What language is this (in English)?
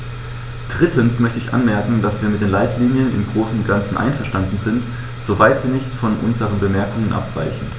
German